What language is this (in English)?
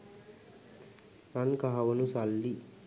Sinhala